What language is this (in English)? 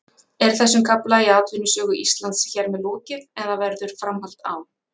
Icelandic